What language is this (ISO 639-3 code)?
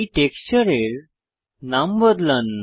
ben